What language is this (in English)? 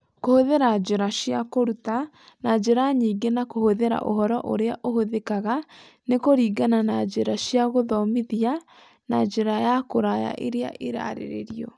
Kikuyu